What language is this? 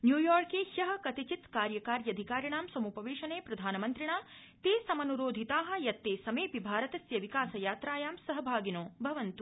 Sanskrit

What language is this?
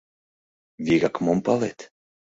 Mari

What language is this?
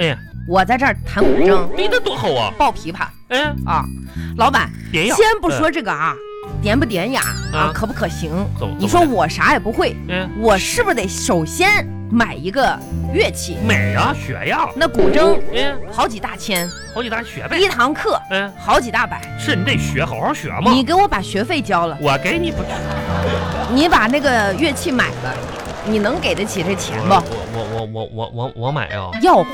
Chinese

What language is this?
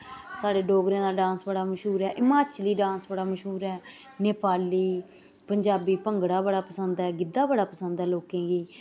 Dogri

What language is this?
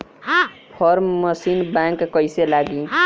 Bhojpuri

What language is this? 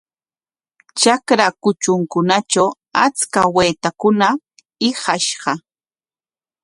Corongo Ancash Quechua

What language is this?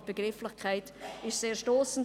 Swiss German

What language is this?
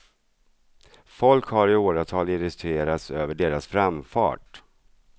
Swedish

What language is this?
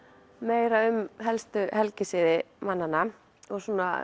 Icelandic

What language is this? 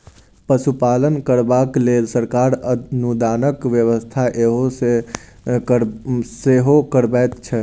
Maithili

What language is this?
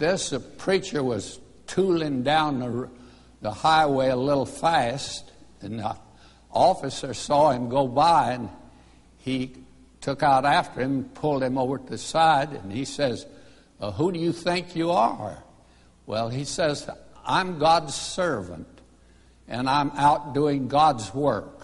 English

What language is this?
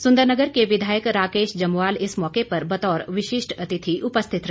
Hindi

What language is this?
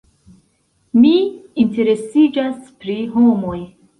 Esperanto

